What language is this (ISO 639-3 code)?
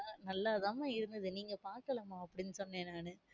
tam